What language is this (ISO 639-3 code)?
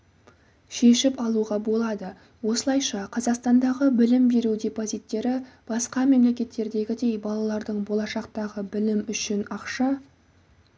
kaz